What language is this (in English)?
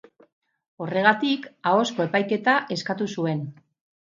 Basque